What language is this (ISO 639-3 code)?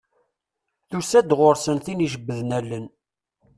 kab